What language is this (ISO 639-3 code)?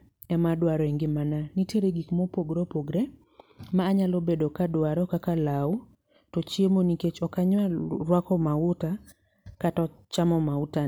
luo